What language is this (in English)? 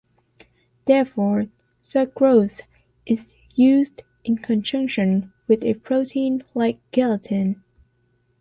English